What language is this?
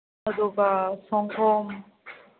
Manipuri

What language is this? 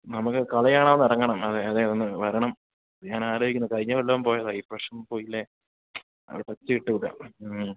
Malayalam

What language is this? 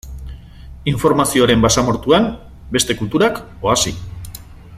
Basque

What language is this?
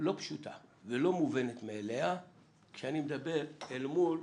Hebrew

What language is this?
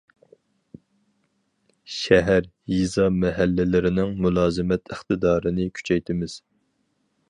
Uyghur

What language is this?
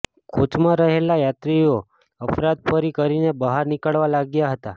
Gujarati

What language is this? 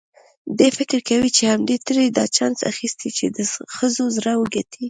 Pashto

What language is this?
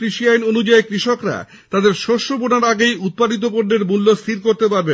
Bangla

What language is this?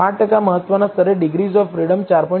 Gujarati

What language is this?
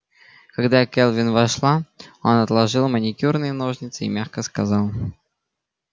Russian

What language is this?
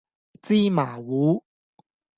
Cantonese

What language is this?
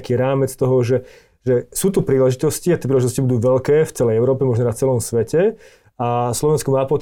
Slovak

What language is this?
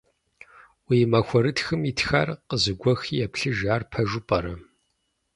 Kabardian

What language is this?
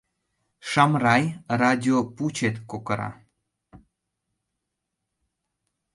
Mari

